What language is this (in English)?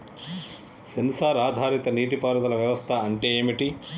Telugu